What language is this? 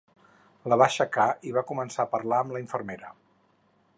Catalan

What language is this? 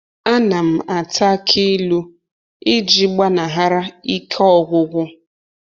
Igbo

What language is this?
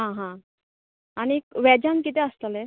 Konkani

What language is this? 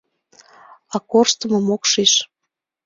Mari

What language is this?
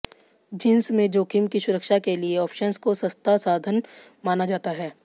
Hindi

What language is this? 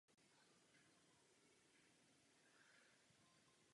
Czech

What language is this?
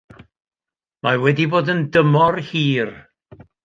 Welsh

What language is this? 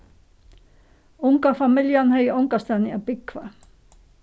Faroese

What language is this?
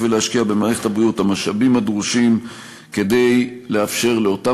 Hebrew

